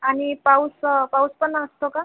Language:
Marathi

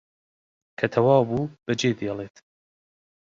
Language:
Central Kurdish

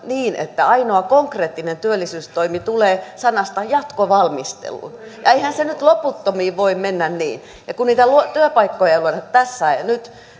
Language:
Finnish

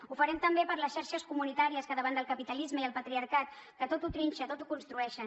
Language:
Catalan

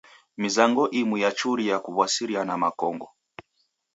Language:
Taita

